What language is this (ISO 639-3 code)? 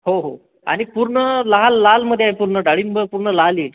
mar